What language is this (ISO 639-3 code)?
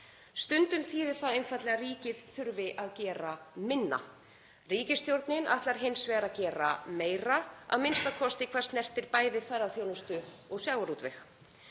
isl